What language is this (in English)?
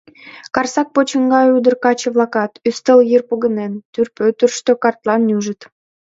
Mari